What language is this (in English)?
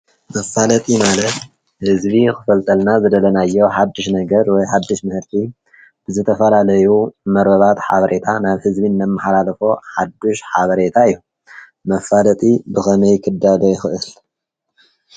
Tigrinya